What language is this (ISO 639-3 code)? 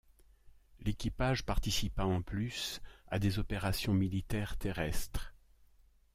fra